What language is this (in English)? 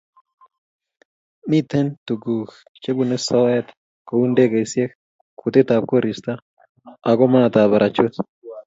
Kalenjin